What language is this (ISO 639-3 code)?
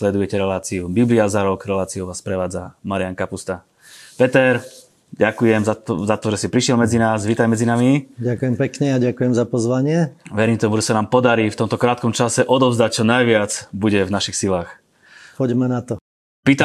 slk